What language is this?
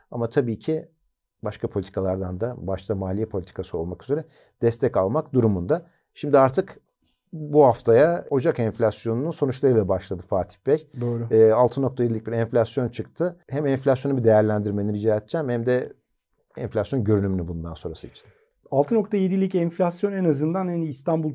Turkish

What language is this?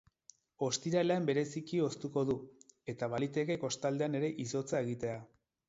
Basque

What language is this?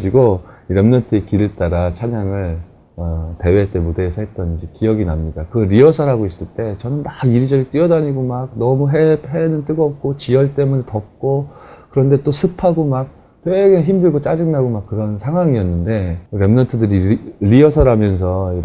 Korean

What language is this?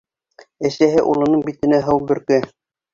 Bashkir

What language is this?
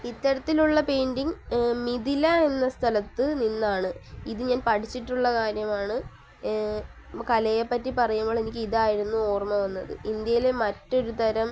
Malayalam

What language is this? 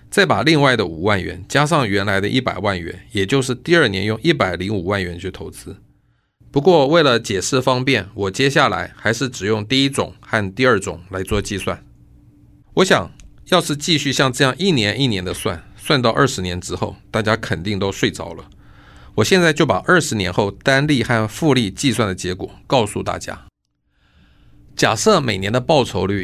Chinese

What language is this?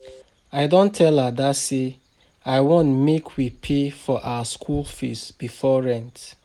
Nigerian Pidgin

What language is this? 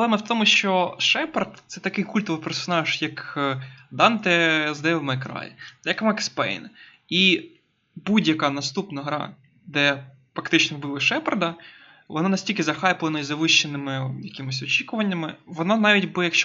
Ukrainian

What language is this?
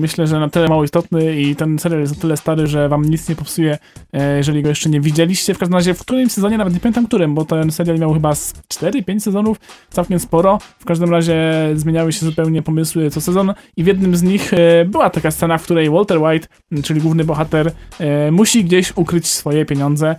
Polish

